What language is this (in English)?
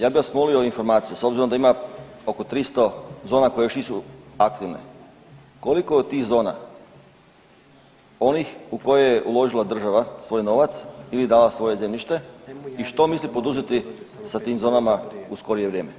Croatian